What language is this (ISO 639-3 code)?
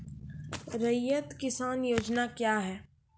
mai